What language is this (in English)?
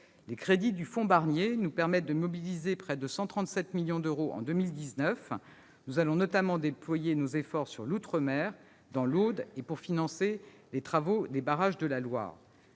French